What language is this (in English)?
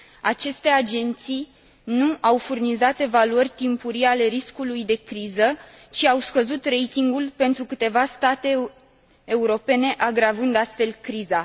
Romanian